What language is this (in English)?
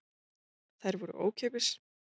Icelandic